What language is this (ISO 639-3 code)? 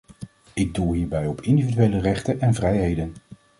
nld